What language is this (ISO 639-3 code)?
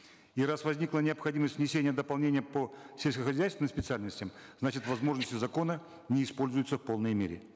kaz